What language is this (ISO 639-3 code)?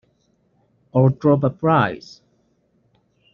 eng